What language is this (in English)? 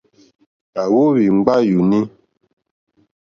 Mokpwe